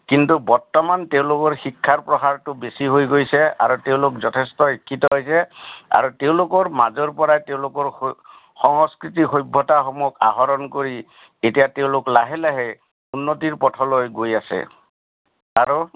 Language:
Assamese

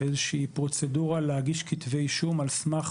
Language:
Hebrew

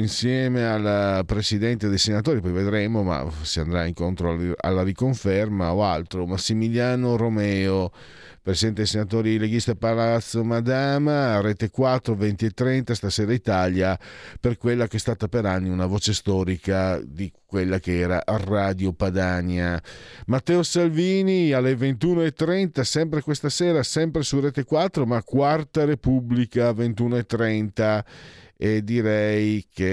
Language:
Italian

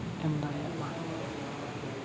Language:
Santali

